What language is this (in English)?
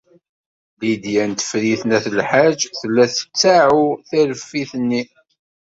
Kabyle